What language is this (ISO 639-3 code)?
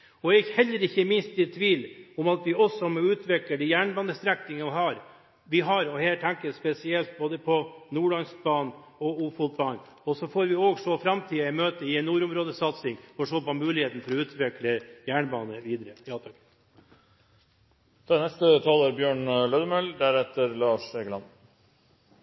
nor